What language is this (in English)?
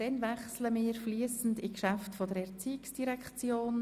Swiss German